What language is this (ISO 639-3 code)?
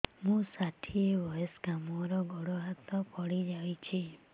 ori